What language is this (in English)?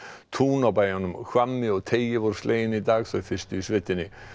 Icelandic